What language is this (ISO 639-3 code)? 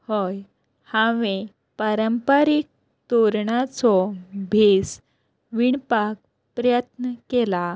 kok